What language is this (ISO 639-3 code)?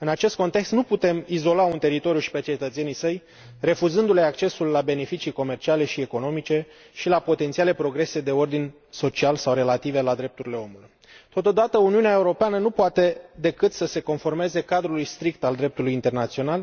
ron